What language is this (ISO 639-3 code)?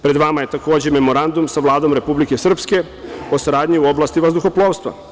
srp